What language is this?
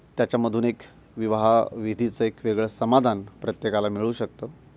Marathi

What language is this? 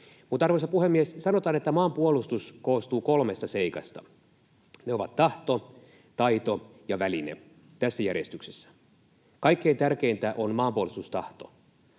Finnish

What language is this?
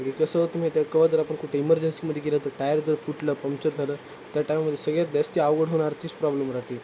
Marathi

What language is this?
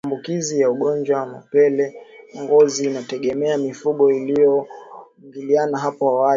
Swahili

